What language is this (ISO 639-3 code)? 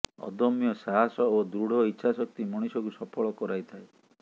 ori